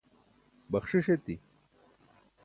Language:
Burushaski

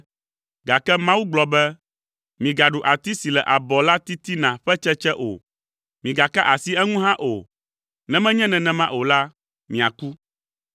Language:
Ewe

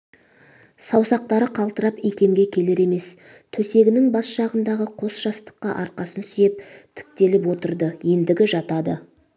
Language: Kazakh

